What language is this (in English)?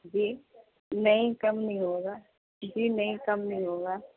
Urdu